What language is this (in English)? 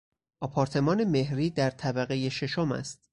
Persian